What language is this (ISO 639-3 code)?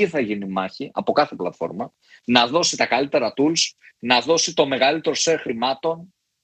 ell